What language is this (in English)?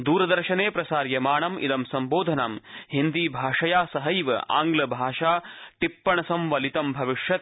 Sanskrit